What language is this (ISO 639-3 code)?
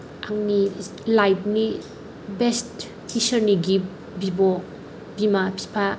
brx